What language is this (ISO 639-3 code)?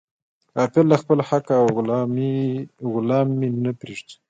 pus